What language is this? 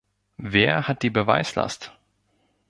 German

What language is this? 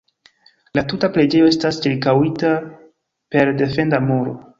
Esperanto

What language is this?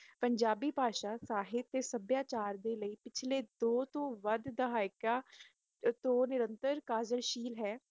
Punjabi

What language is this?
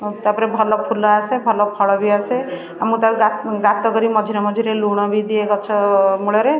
Odia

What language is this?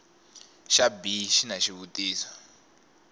Tsonga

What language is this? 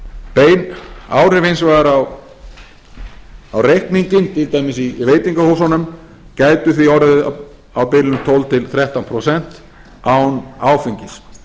Icelandic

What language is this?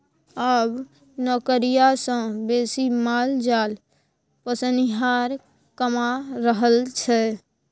Maithili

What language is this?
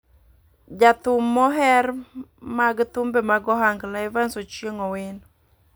Luo (Kenya and Tanzania)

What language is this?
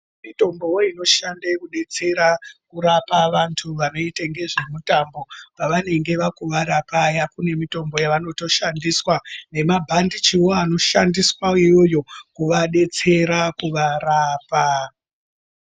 Ndau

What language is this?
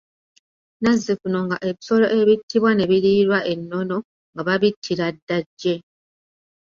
Ganda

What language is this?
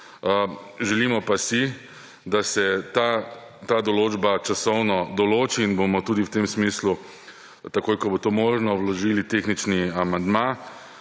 Slovenian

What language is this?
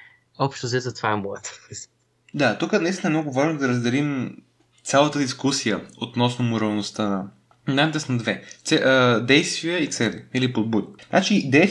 Bulgarian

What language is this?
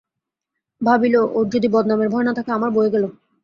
Bangla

